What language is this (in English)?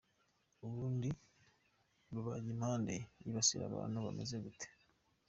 Kinyarwanda